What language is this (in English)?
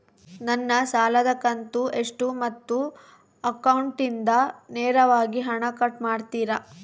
Kannada